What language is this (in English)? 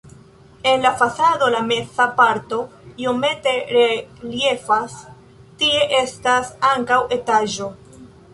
Esperanto